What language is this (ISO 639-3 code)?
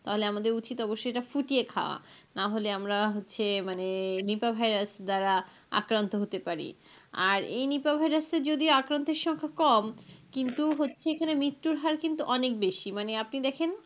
ben